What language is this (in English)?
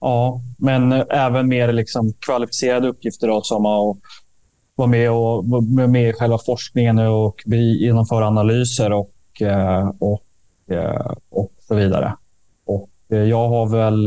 Swedish